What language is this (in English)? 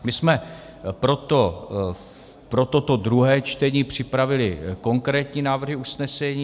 Czech